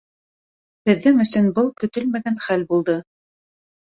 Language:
Bashkir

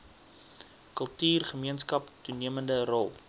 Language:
Afrikaans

